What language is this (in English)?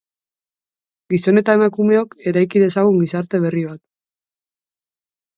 Basque